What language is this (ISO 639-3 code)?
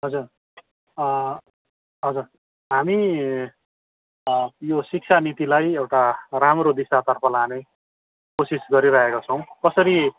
nep